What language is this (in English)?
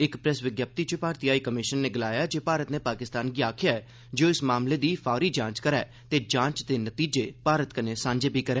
Dogri